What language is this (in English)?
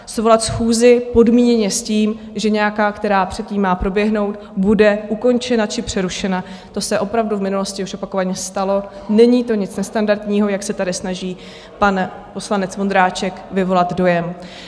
Czech